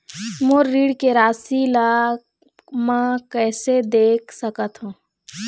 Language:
Chhattisgarhi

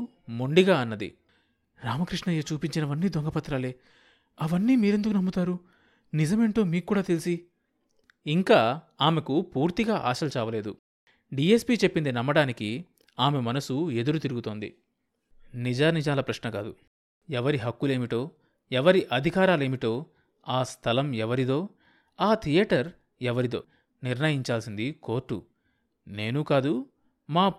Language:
Telugu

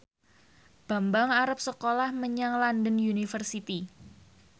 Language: Javanese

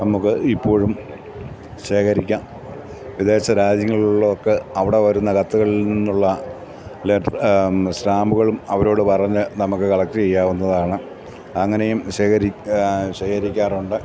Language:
Malayalam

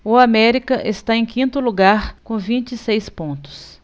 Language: Portuguese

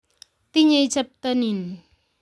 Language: Kalenjin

